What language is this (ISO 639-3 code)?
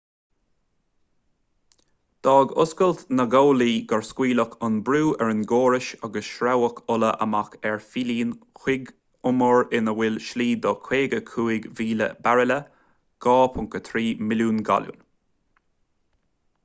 gle